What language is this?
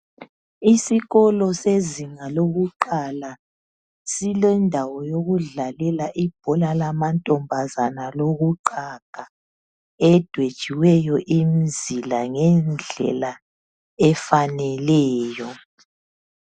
North Ndebele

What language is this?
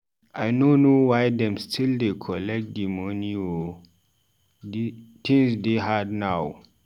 Nigerian Pidgin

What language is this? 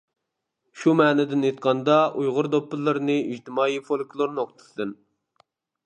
Uyghur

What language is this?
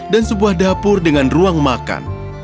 Indonesian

